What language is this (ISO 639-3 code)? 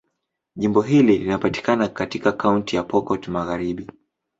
swa